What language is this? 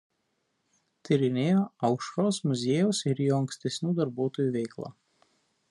Lithuanian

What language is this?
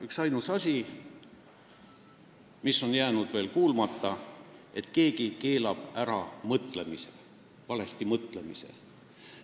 Estonian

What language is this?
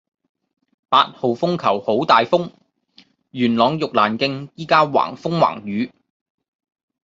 Cantonese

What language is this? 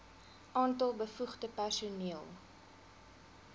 Afrikaans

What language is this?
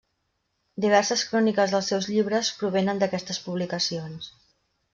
Catalan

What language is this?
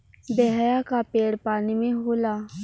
Bhojpuri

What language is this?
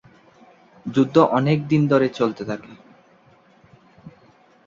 Bangla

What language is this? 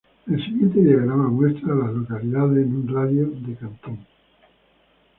Spanish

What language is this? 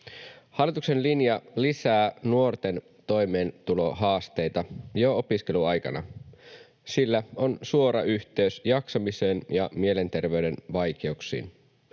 Finnish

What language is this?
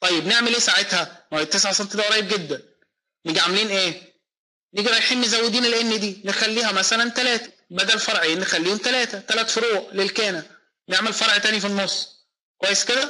Arabic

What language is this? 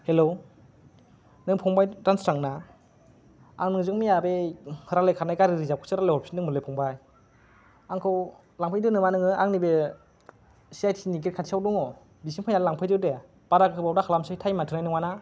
Bodo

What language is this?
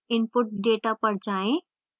Hindi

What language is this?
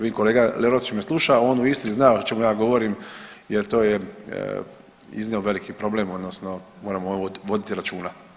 Croatian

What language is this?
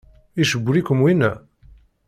Kabyle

